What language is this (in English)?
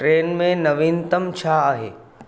Sindhi